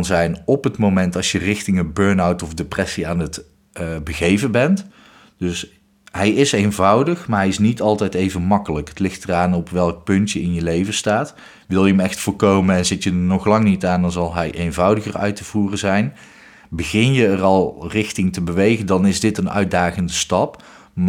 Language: Dutch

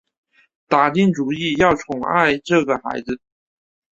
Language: Chinese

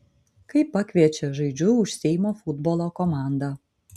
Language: Lithuanian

